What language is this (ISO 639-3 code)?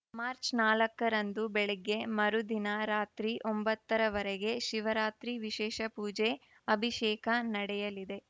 kan